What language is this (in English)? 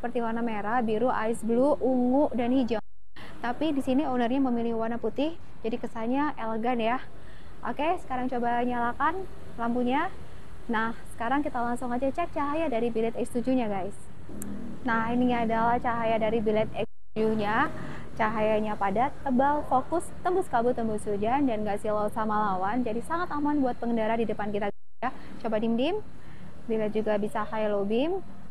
Indonesian